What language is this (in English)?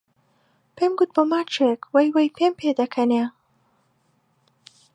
Central Kurdish